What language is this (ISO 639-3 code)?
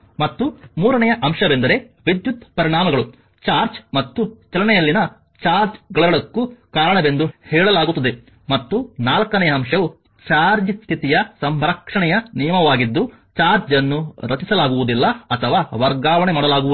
kan